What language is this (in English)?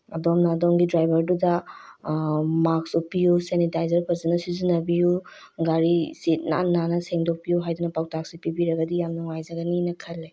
Manipuri